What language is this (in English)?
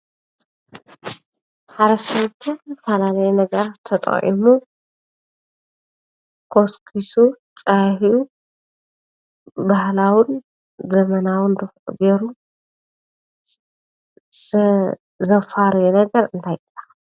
Tigrinya